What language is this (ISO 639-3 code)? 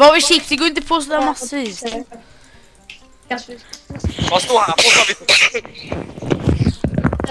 swe